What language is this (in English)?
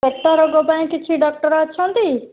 Odia